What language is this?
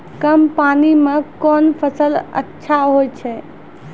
Maithili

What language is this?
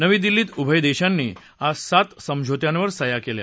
Marathi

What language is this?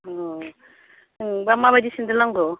Bodo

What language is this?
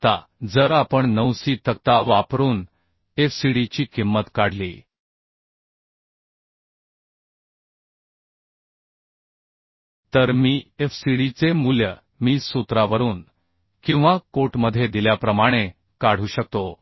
Marathi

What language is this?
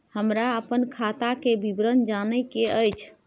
Maithili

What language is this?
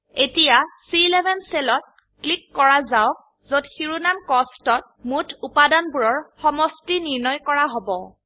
Assamese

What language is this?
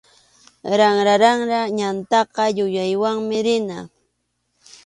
Arequipa-La Unión Quechua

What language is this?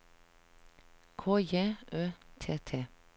Norwegian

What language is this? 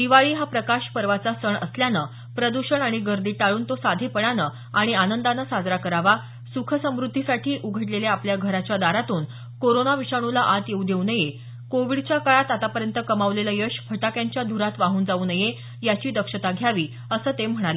Marathi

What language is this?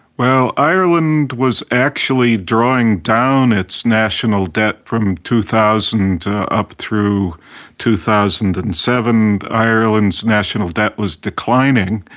English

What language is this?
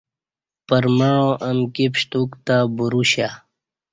Kati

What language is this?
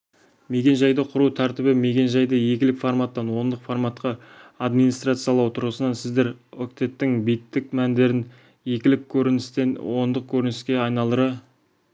Kazakh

